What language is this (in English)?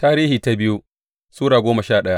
Hausa